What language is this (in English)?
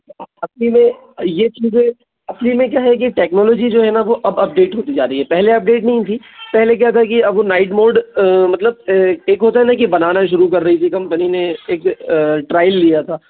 Hindi